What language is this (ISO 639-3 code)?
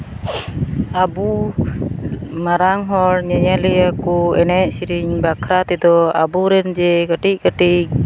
sat